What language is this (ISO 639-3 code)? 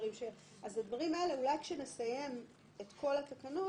heb